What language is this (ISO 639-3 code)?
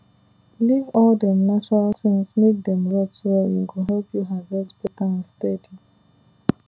pcm